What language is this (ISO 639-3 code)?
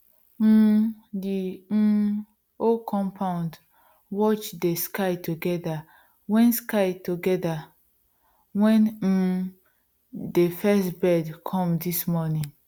pcm